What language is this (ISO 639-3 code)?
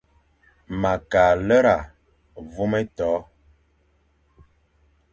fan